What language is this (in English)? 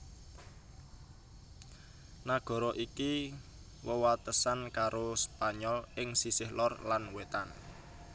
Javanese